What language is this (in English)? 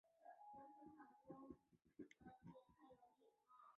Chinese